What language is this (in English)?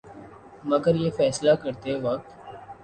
Urdu